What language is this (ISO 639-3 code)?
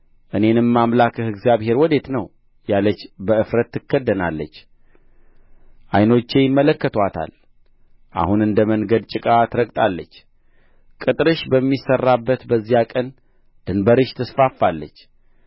amh